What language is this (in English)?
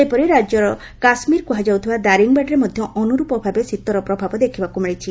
Odia